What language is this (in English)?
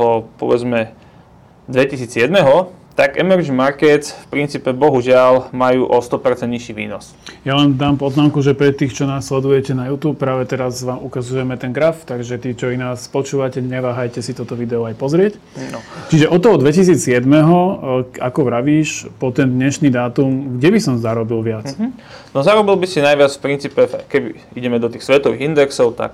Slovak